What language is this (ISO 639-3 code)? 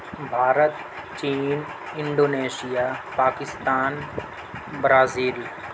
urd